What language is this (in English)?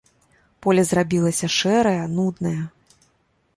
Belarusian